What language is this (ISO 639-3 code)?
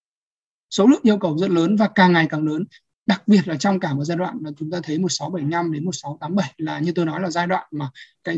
vie